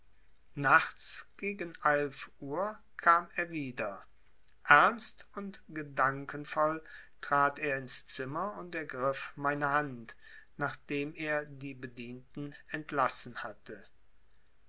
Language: German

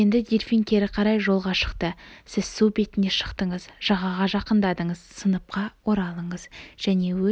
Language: Kazakh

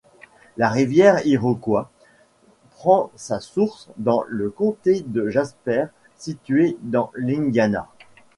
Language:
French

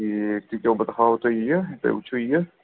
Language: Kashmiri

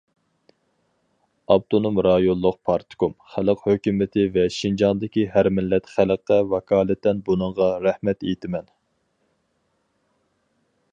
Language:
Uyghur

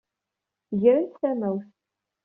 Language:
Kabyle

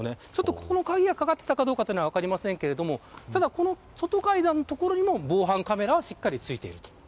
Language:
Japanese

